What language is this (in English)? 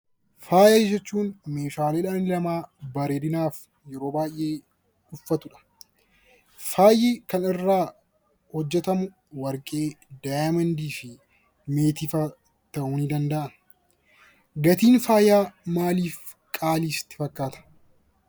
Oromo